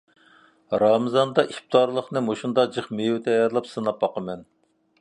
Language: Uyghur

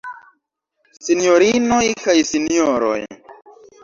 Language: Esperanto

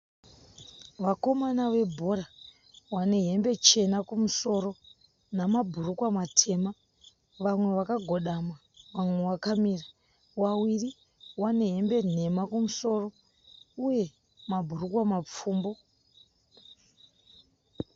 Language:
Shona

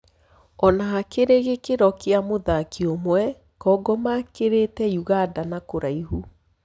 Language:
Kikuyu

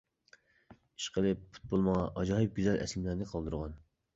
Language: Uyghur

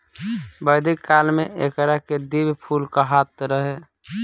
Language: Bhojpuri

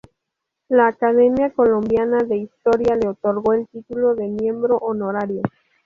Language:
Spanish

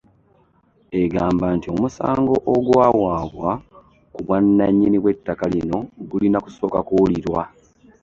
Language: Ganda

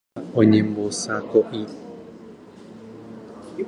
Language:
Guarani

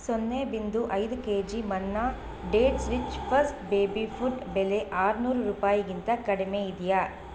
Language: Kannada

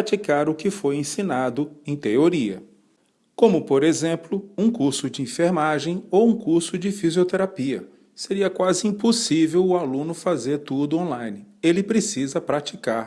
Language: Portuguese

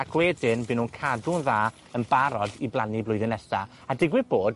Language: Welsh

